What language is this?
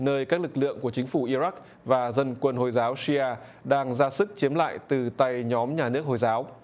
Vietnamese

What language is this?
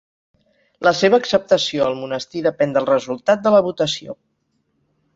Catalan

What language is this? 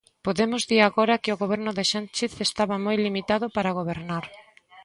Galician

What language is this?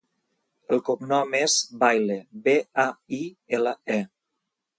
Catalan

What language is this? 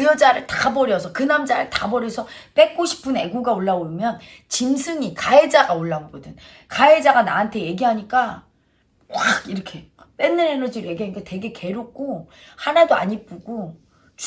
Korean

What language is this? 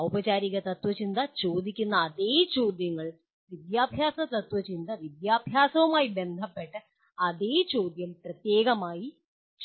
Malayalam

